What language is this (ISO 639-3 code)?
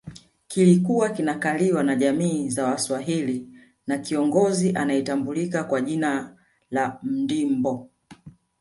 swa